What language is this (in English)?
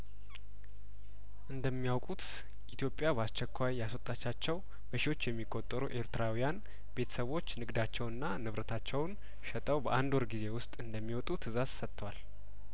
Amharic